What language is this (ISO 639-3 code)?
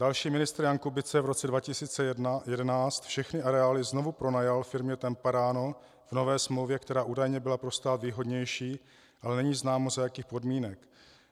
ces